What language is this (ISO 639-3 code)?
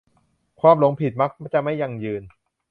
tha